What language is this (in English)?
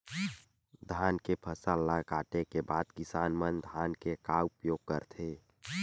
Chhattisgarhi